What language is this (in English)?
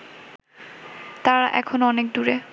Bangla